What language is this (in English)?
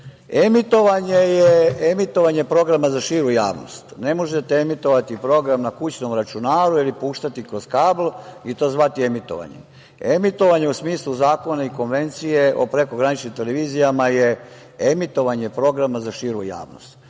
Serbian